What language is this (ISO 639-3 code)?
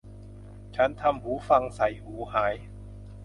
tha